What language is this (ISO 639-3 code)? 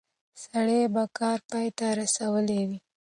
pus